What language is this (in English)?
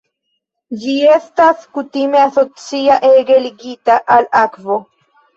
Esperanto